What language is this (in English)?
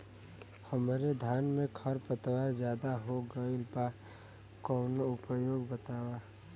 Bhojpuri